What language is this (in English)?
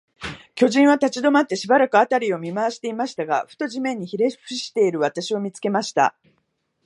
Japanese